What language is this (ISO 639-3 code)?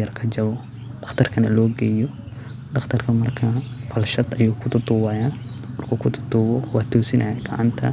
som